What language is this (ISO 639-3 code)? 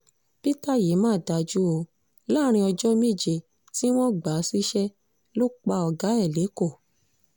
yor